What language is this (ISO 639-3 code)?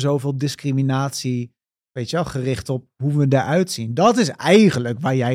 nld